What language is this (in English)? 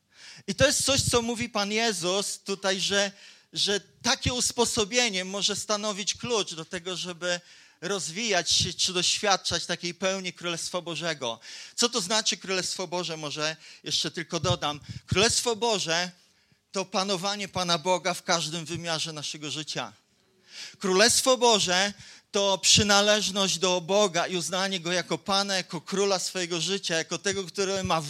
Polish